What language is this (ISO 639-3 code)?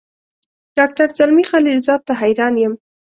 pus